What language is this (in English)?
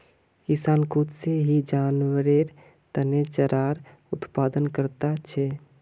Magahi